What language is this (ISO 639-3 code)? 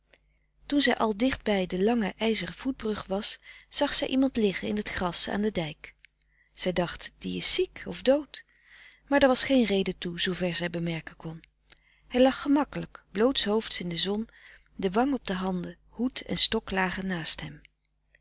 nld